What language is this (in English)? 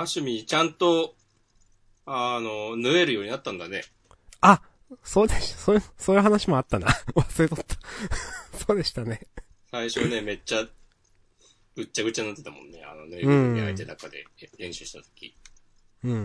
Japanese